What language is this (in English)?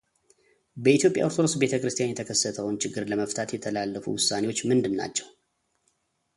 Amharic